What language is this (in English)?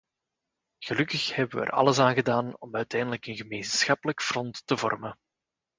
Dutch